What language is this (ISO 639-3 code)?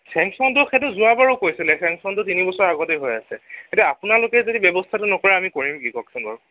asm